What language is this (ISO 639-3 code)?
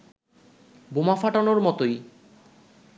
ben